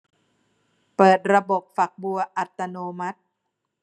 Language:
Thai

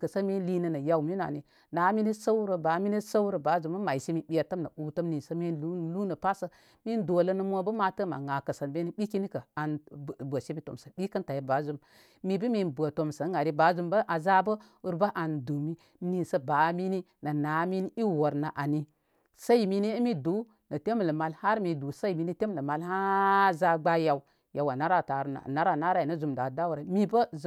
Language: Koma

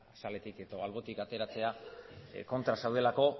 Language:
Basque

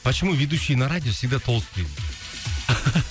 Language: Kazakh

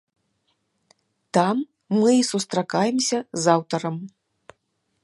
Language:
Belarusian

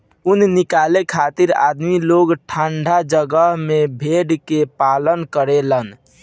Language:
Bhojpuri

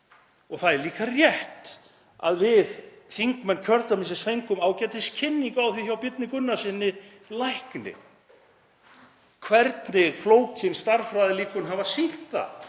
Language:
Icelandic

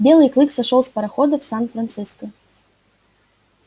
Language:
Russian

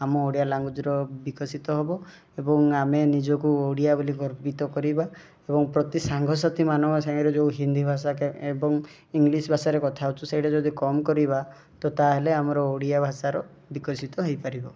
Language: Odia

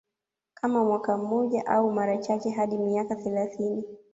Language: Swahili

